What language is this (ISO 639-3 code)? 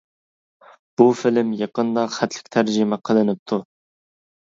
uig